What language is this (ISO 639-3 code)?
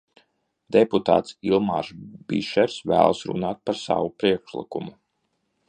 lav